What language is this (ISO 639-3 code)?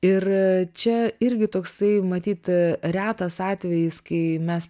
lit